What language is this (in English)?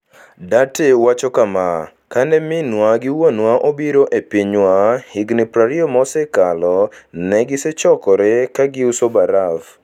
Luo (Kenya and Tanzania)